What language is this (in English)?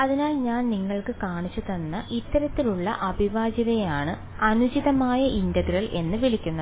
Malayalam